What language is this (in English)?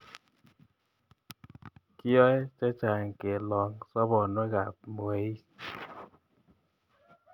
Kalenjin